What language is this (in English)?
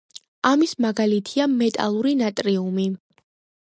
Georgian